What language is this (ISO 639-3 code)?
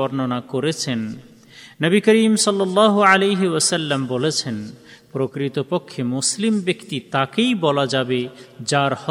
ben